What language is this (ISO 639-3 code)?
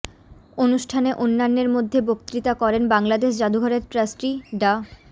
ben